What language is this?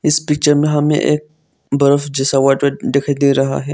Hindi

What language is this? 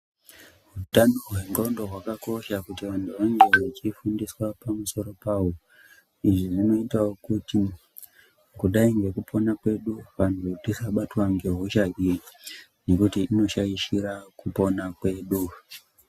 Ndau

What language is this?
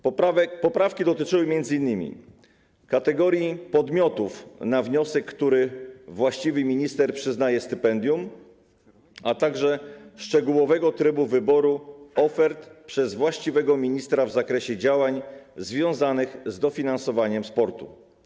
Polish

